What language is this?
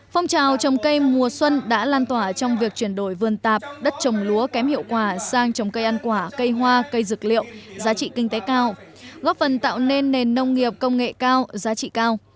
Vietnamese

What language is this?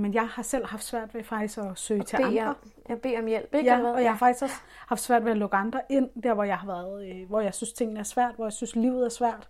Danish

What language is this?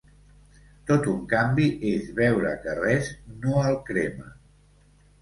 Catalan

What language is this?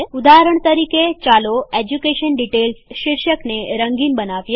Gujarati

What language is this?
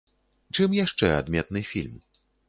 Belarusian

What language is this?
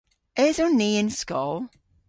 Cornish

